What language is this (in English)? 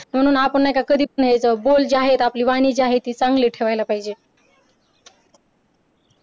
Marathi